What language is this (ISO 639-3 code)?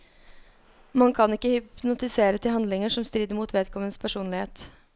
nor